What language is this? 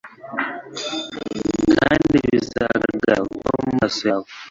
Kinyarwanda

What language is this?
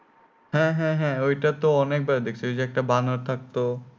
Bangla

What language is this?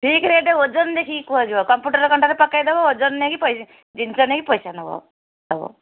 Odia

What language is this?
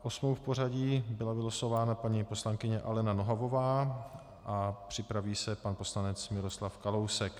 Czech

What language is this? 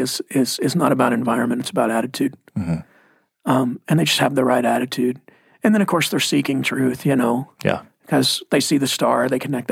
English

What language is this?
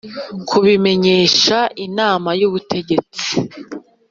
Kinyarwanda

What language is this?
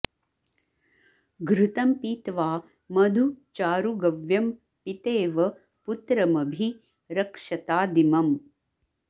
Sanskrit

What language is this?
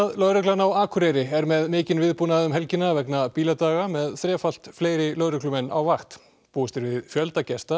Icelandic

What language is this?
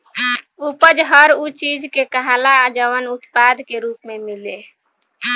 Bhojpuri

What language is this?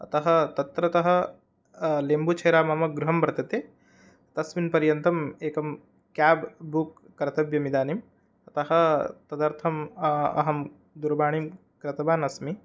Sanskrit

